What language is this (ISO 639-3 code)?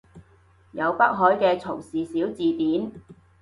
yue